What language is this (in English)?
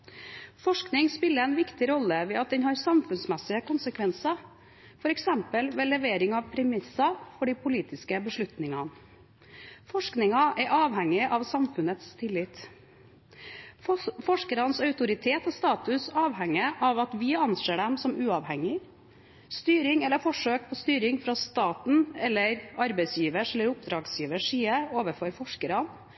Norwegian Bokmål